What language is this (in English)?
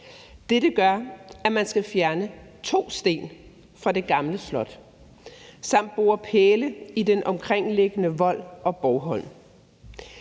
Danish